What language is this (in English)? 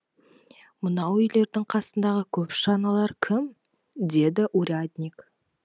Kazakh